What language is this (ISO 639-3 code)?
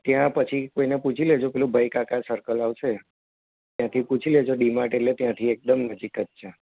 guj